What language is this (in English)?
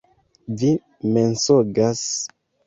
Esperanto